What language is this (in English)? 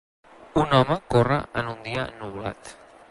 Catalan